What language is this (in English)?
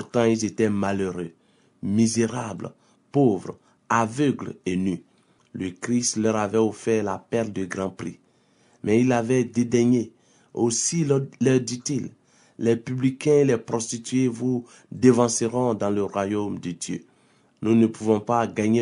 French